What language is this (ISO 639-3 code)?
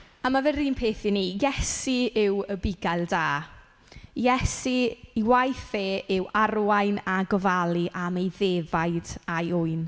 cym